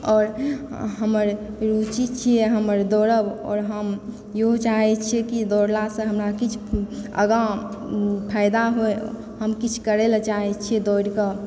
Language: Maithili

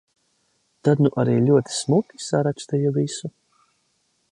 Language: Latvian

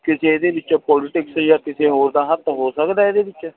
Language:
Punjabi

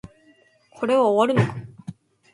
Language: Japanese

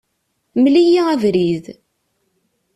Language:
Kabyle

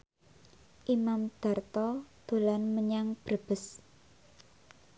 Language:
Javanese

